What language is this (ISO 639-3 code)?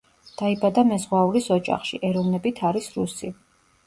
kat